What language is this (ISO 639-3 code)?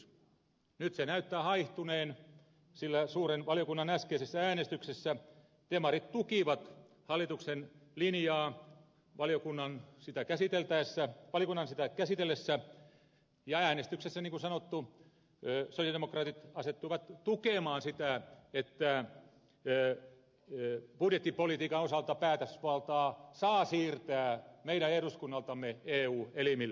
fin